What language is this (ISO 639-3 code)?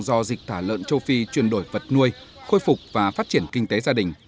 vie